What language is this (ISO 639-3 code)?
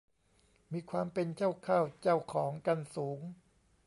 tha